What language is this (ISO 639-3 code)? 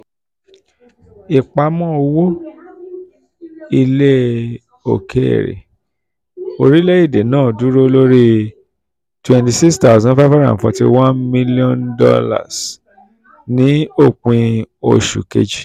yor